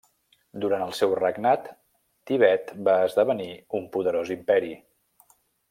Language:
Catalan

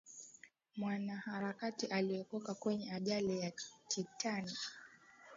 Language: Swahili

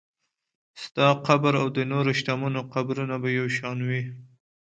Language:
Pashto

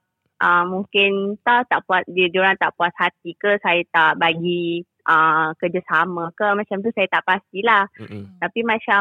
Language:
Malay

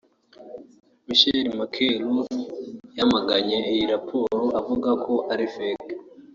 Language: Kinyarwanda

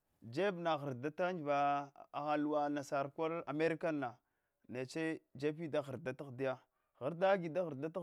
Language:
Hwana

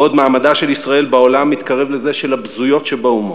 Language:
Hebrew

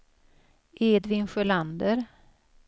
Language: Swedish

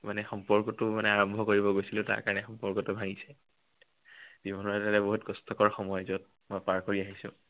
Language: Assamese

